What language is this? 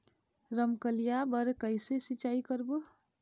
Chhattisgarhi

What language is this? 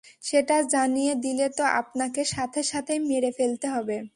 Bangla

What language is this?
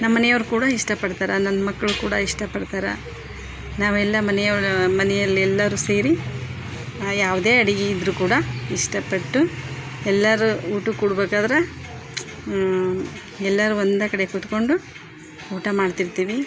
Kannada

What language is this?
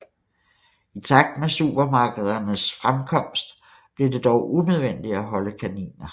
Danish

